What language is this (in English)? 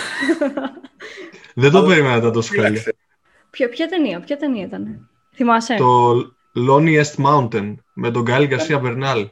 Greek